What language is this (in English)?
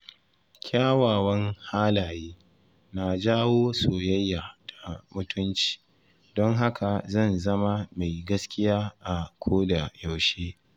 Hausa